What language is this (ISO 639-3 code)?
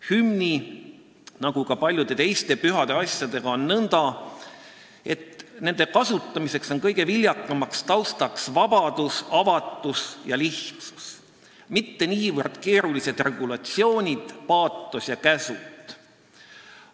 est